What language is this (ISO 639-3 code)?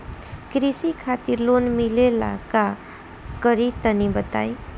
bho